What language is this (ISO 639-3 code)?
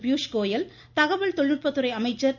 tam